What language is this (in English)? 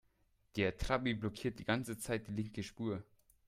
German